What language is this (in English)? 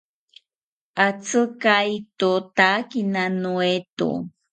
South Ucayali Ashéninka